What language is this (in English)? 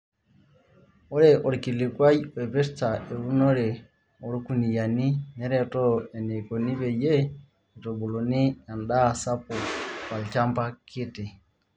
Masai